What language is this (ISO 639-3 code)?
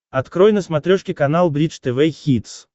rus